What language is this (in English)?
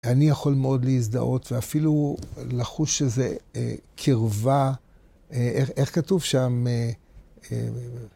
Hebrew